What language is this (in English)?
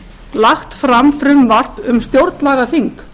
Icelandic